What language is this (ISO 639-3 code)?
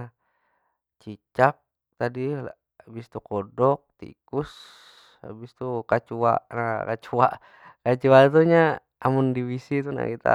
bjn